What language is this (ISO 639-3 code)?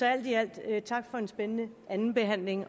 dan